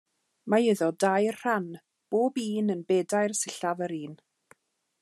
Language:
Welsh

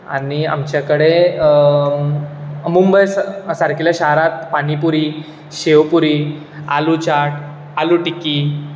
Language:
Konkani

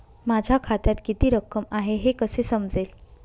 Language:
Marathi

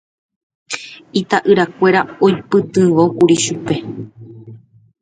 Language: Guarani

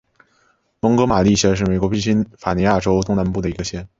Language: Chinese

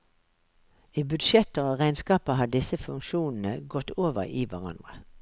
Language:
Norwegian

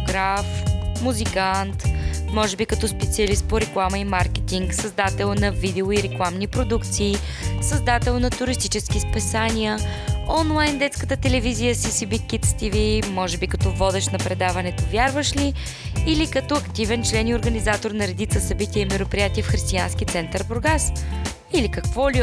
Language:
Bulgarian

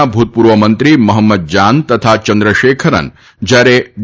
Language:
Gujarati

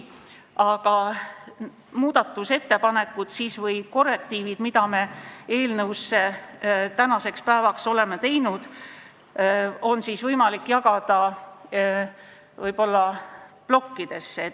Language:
Estonian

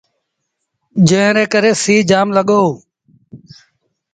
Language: Sindhi Bhil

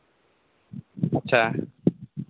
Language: Santali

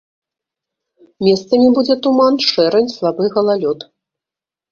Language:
Belarusian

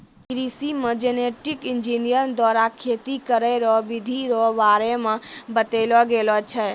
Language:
Maithili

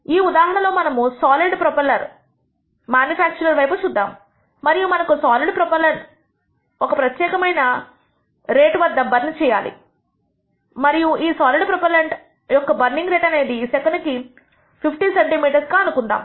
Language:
Telugu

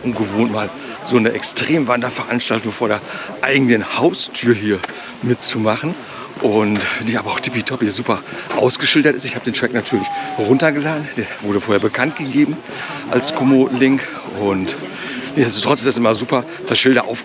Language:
German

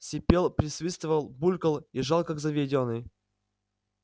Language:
Russian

